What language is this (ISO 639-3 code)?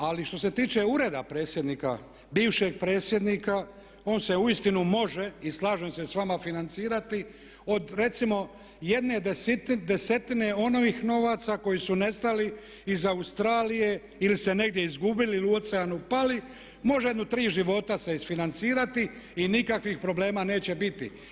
hrv